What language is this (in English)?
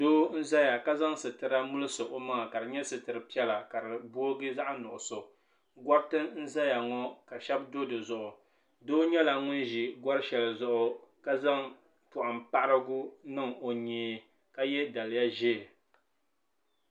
Dagbani